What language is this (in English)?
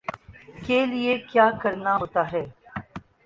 Urdu